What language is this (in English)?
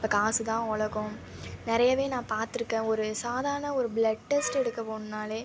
Tamil